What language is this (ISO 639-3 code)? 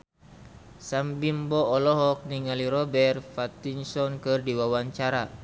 sun